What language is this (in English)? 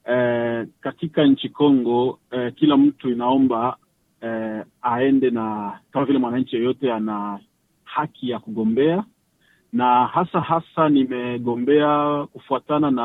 Swahili